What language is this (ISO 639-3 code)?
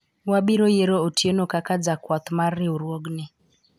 luo